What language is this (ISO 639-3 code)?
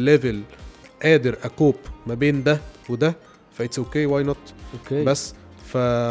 ara